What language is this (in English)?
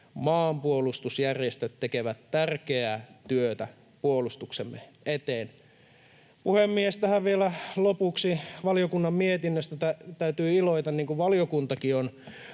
Finnish